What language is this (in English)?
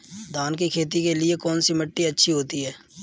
Hindi